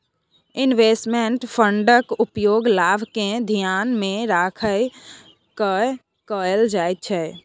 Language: Maithili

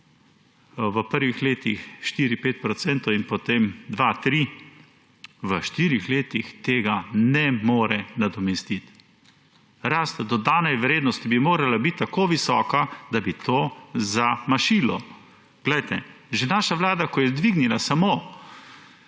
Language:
Slovenian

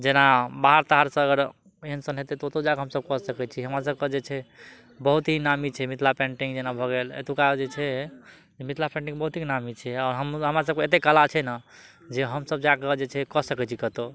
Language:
Maithili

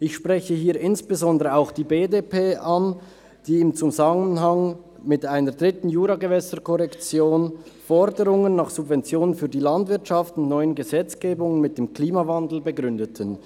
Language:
Swiss German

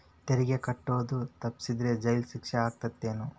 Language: Kannada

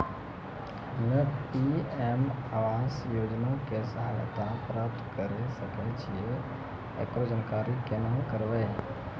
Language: Maithili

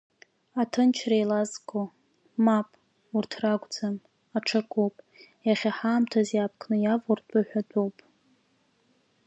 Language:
Abkhazian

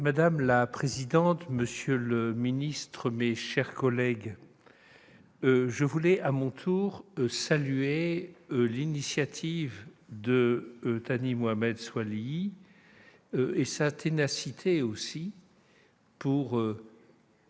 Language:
French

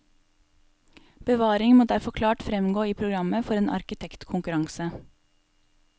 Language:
Norwegian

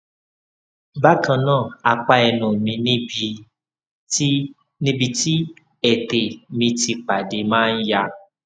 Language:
Yoruba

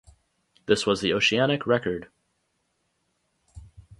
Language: English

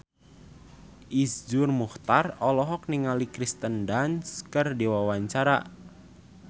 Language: Sundanese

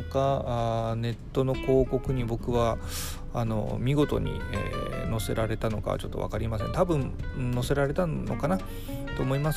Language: Japanese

